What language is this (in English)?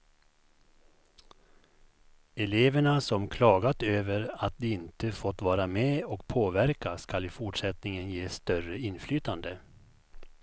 Swedish